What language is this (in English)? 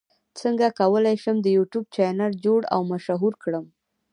Pashto